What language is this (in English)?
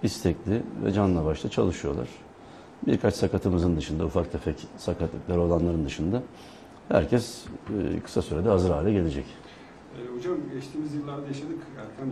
Turkish